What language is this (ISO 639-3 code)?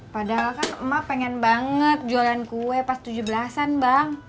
ind